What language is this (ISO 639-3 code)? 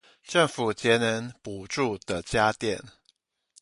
zho